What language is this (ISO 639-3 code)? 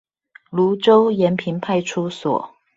zho